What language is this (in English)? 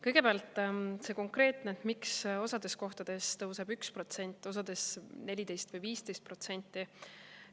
Estonian